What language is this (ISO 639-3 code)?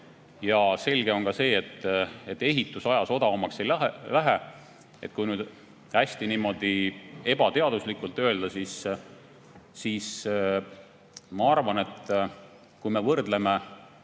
est